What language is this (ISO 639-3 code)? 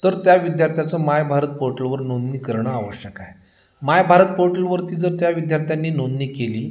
mar